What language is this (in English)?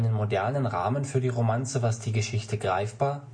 German